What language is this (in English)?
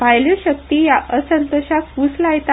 Konkani